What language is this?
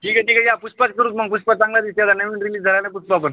Marathi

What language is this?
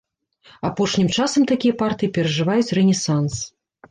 Belarusian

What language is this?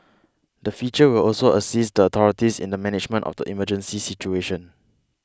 English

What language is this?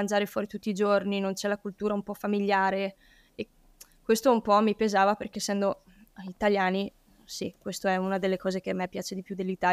Italian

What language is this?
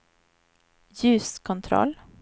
Swedish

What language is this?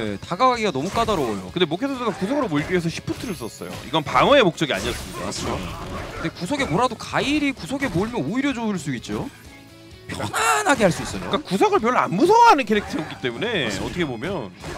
Korean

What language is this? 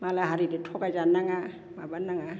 Bodo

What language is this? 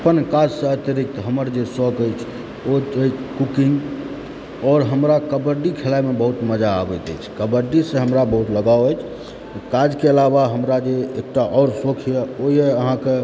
Maithili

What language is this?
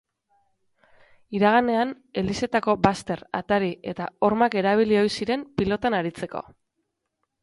Basque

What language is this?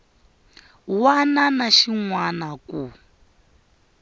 Tsonga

